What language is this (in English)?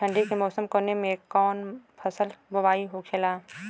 Bhojpuri